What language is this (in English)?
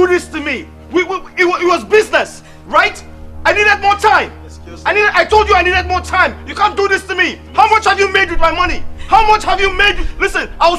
English